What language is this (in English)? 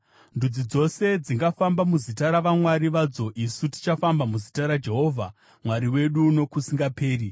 Shona